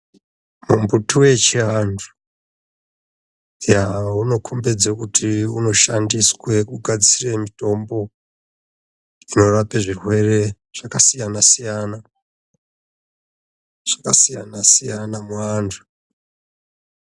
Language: Ndau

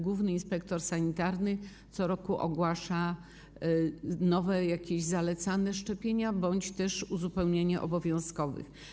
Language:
Polish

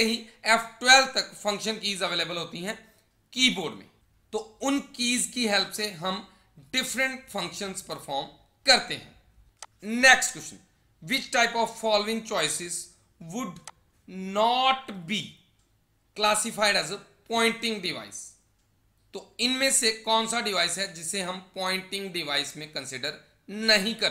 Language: Hindi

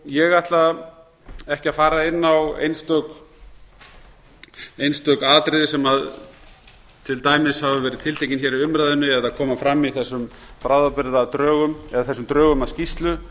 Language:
Icelandic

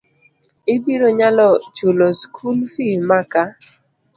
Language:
Luo (Kenya and Tanzania)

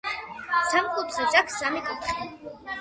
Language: Georgian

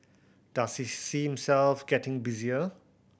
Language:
English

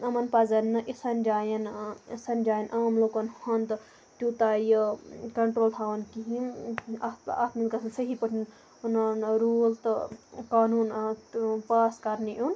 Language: Kashmiri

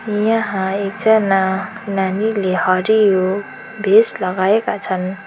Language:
Nepali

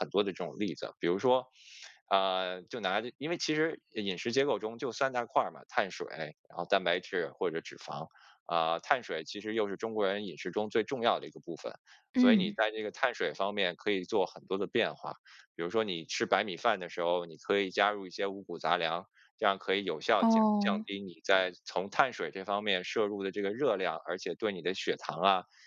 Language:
Chinese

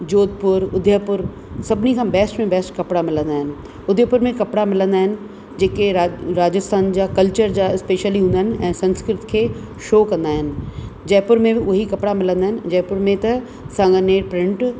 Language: Sindhi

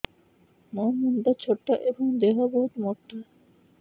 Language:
Odia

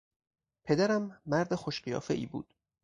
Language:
Persian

